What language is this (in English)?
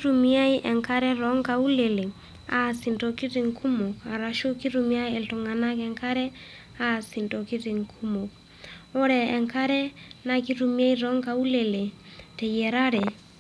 Masai